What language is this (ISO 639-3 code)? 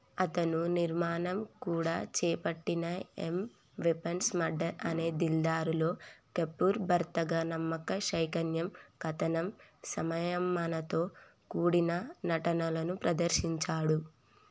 tel